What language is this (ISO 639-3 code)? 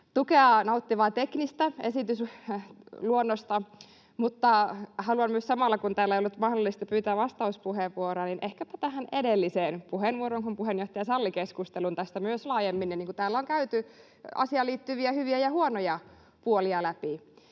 fin